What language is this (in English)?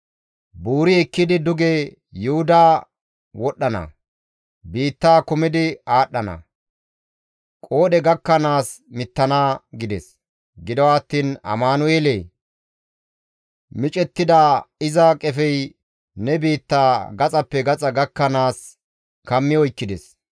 Gamo